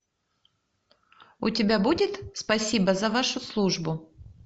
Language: Russian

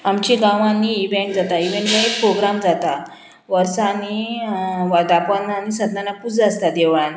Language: Konkani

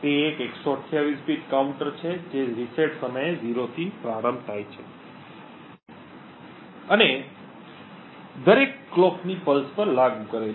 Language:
Gujarati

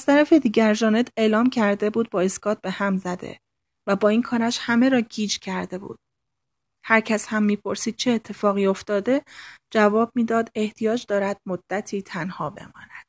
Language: Persian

